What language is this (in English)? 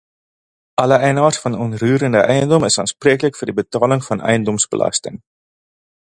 Afrikaans